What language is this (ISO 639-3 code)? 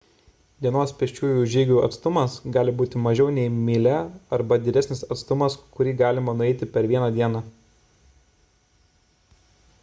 lit